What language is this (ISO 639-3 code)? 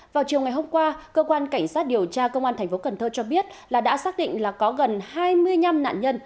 vie